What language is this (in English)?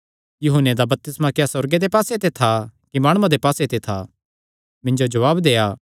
Kangri